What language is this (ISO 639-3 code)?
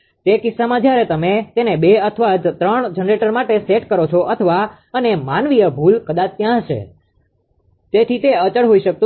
guj